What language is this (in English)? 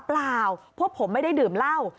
Thai